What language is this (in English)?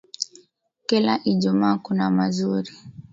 Swahili